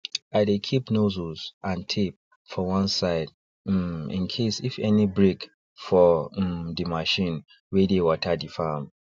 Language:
Nigerian Pidgin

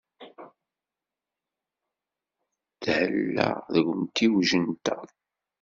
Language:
Kabyle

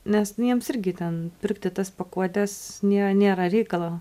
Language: Lithuanian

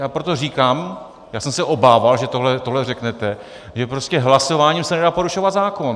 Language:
Czech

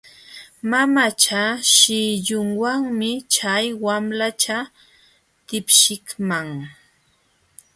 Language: Jauja Wanca Quechua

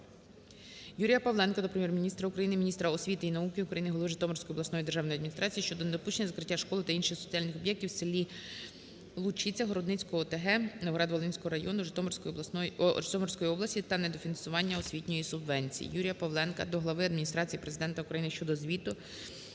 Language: Ukrainian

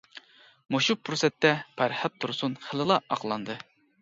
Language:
Uyghur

